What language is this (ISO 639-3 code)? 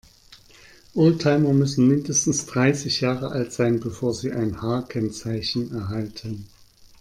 deu